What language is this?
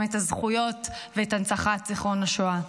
Hebrew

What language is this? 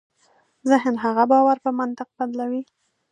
Pashto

